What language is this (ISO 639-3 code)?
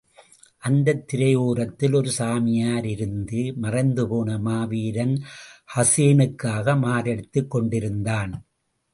tam